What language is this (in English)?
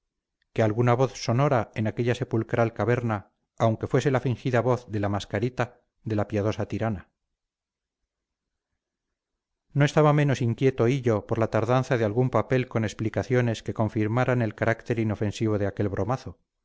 Spanish